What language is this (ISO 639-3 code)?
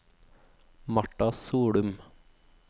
nor